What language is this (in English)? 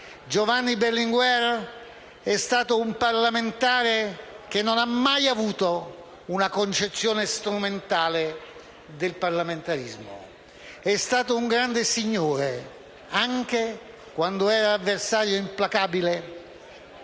Italian